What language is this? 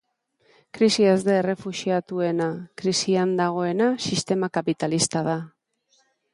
Basque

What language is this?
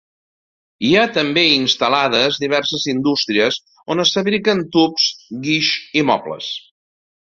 Catalan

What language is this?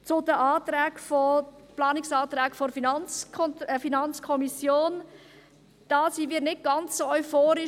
Swiss German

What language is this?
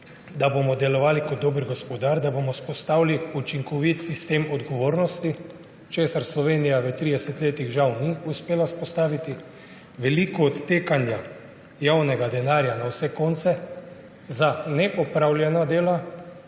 Slovenian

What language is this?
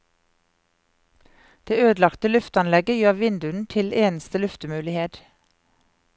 Norwegian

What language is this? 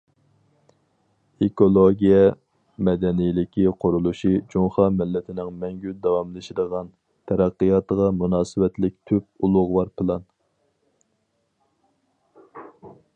Uyghur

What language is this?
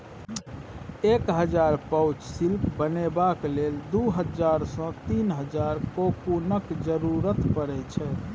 Maithili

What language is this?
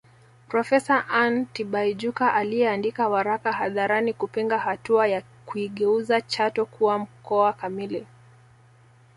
Swahili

